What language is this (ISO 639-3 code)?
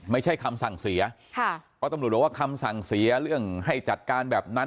tha